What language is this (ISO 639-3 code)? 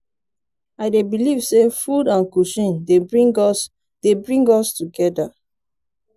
pcm